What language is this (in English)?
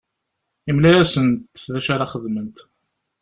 Kabyle